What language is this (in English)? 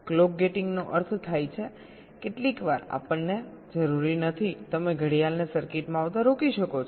Gujarati